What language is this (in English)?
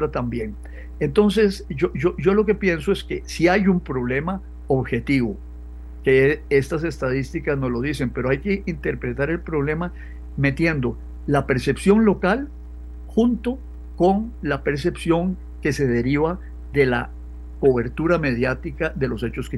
Spanish